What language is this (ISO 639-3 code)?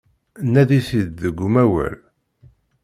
kab